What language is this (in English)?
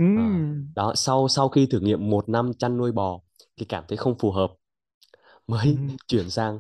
Vietnamese